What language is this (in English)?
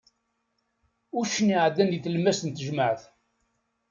Kabyle